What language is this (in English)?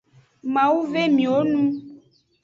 Aja (Benin)